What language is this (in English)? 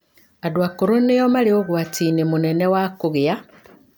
Kikuyu